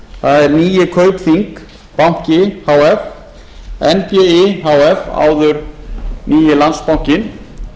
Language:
Icelandic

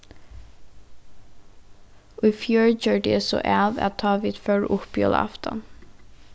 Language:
Faroese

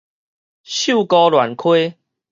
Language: Min Nan Chinese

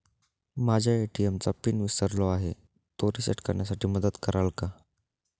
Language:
Marathi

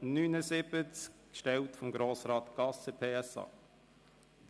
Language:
Swiss German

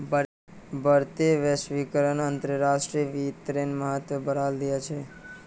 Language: Magahi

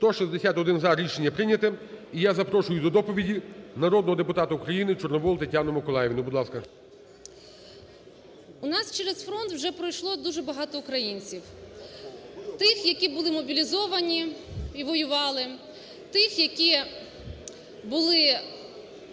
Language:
Ukrainian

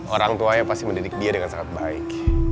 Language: Indonesian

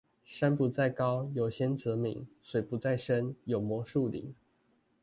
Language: Chinese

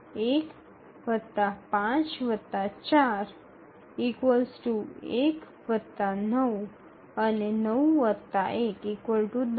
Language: Gujarati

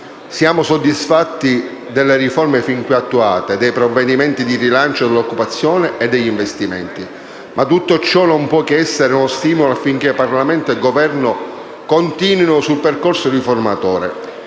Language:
Italian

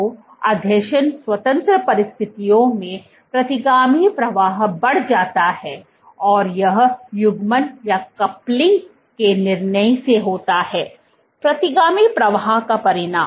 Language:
Hindi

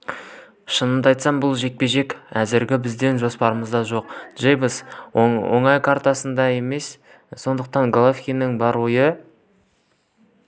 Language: Kazakh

